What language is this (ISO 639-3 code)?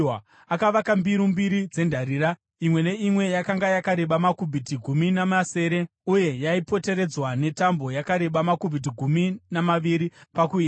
sna